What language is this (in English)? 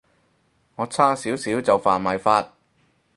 Cantonese